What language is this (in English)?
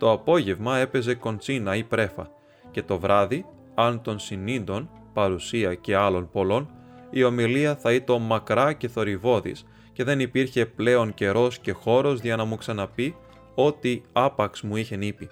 Greek